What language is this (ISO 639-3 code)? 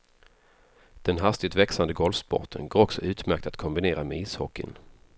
swe